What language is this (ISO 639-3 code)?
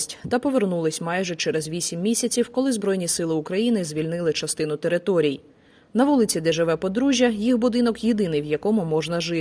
ukr